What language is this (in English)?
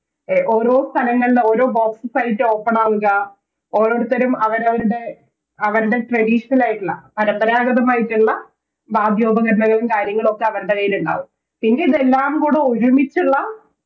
Malayalam